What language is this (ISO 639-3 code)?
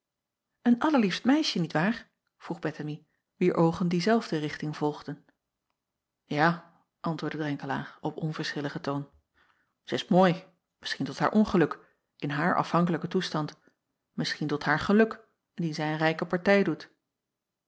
nld